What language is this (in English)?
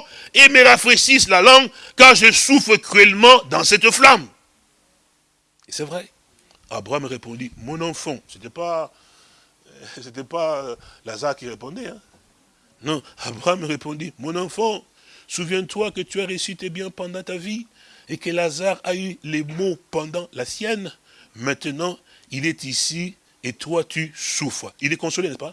French